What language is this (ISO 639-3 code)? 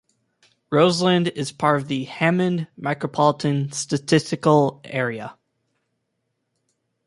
eng